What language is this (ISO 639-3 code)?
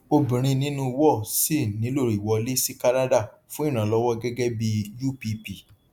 yor